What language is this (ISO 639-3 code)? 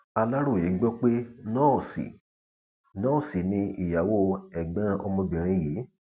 yor